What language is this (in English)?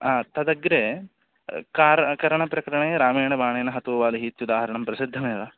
Sanskrit